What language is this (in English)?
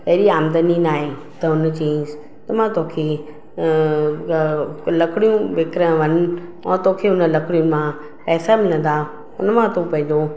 Sindhi